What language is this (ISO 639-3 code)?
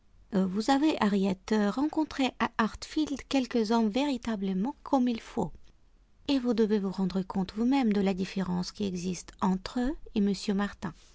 fra